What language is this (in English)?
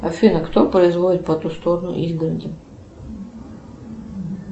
Russian